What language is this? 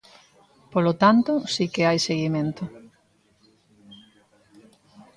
Galician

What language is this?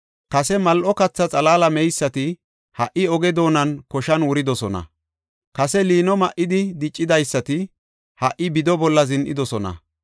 Gofa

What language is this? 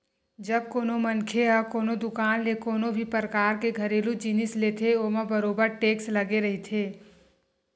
Chhattisgarhi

